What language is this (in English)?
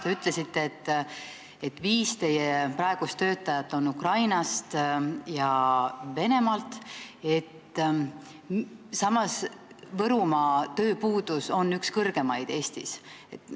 Estonian